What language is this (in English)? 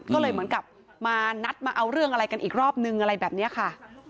Thai